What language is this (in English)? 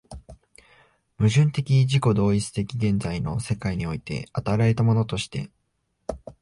Japanese